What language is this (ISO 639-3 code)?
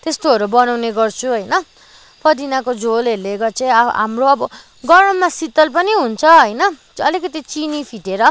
nep